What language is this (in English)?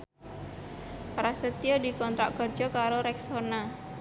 Javanese